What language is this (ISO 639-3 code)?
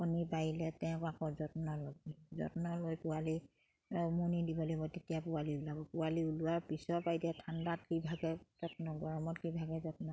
asm